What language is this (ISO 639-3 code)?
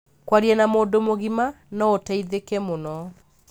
kik